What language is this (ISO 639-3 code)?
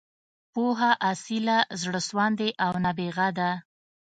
pus